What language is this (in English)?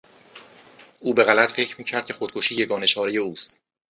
Persian